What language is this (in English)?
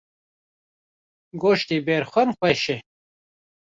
Kurdish